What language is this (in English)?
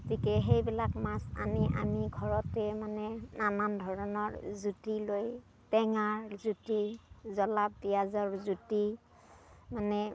Assamese